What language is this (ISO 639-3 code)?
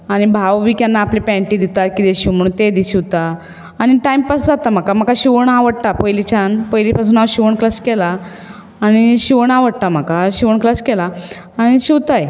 kok